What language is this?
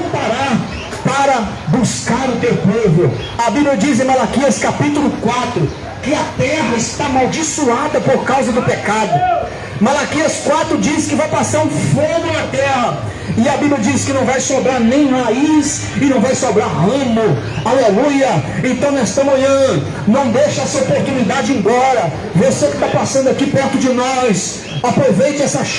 Portuguese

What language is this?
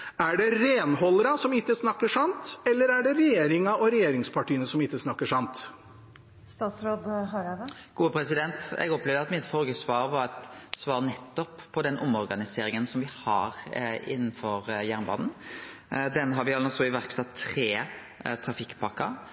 Norwegian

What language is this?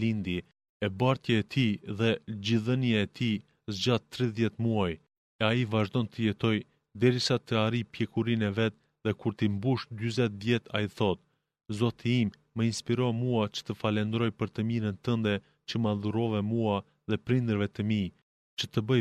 Greek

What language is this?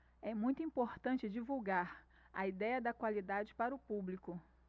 Portuguese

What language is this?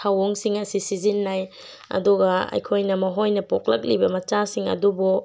Manipuri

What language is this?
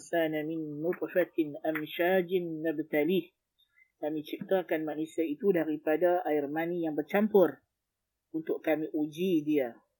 Malay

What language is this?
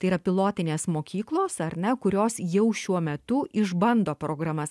Lithuanian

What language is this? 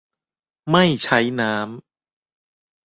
Thai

